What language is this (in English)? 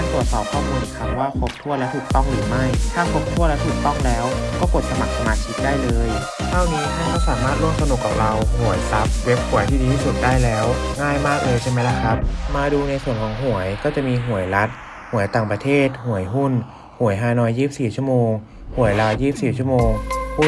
Thai